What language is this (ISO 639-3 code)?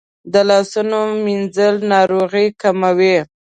pus